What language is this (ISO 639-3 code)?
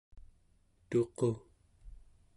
esu